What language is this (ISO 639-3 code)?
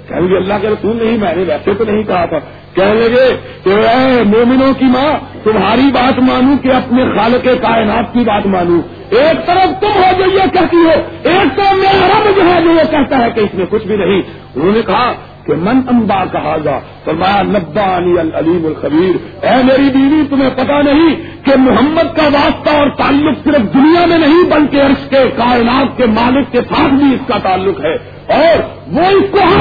urd